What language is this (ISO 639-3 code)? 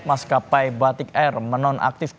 ind